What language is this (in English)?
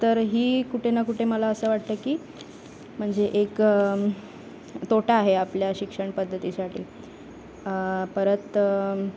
Marathi